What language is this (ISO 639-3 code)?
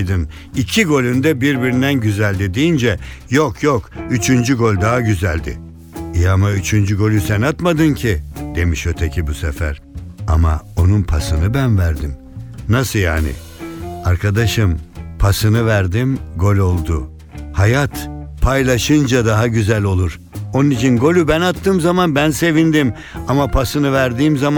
tur